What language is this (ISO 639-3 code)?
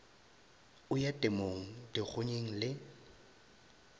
nso